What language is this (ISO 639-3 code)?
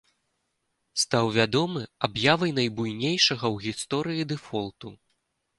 bel